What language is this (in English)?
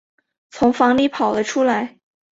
Chinese